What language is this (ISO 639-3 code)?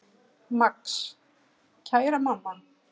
isl